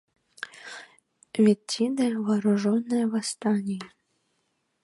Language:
Mari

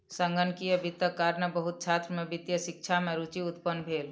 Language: Maithili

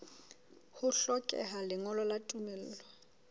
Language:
Southern Sotho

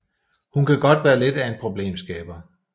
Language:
Danish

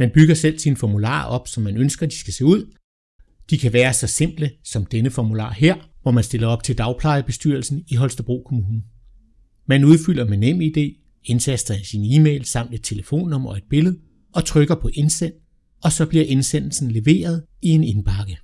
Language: Danish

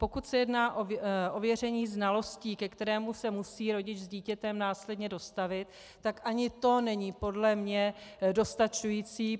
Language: Czech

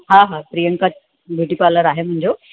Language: Sindhi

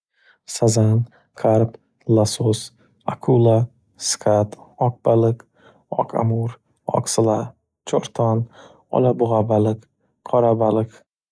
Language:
Uzbek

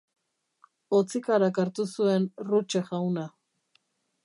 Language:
Basque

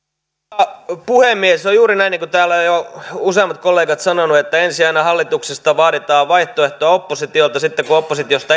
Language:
Finnish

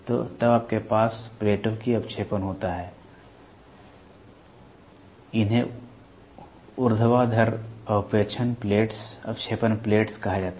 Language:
Hindi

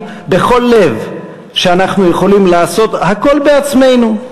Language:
Hebrew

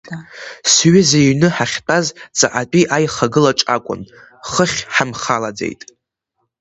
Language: Abkhazian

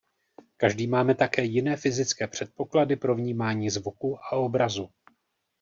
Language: Czech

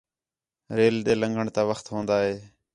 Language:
Khetrani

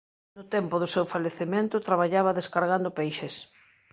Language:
Galician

